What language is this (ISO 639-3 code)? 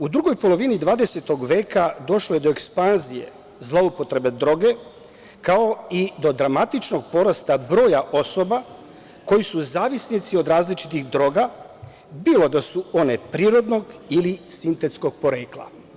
srp